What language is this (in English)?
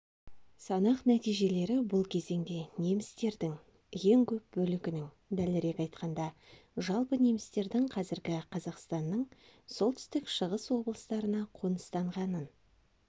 Kazakh